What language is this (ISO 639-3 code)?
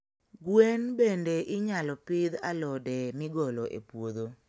luo